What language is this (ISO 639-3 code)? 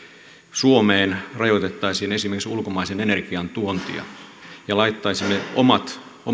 fin